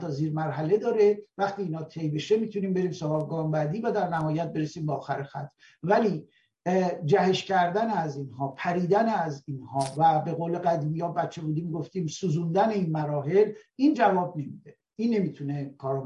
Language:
Persian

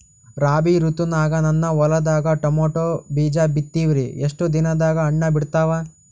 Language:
Kannada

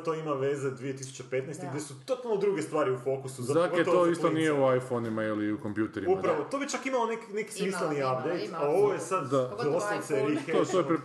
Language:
Croatian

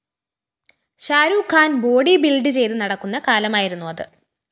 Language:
Malayalam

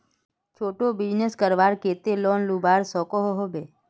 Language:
Magahi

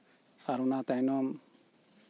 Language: Santali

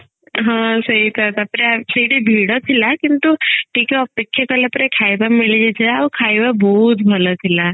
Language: Odia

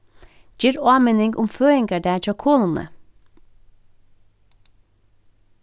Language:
Faroese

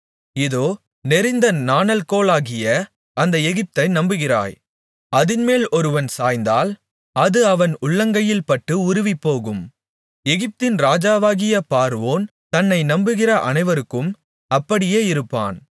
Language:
Tamil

